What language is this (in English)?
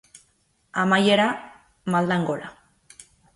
Basque